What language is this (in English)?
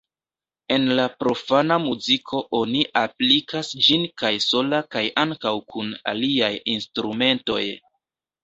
Esperanto